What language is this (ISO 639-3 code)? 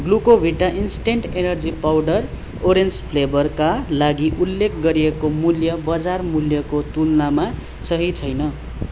nep